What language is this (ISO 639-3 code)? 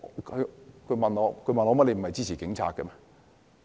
yue